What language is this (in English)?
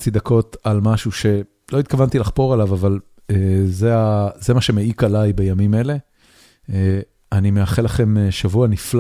Hebrew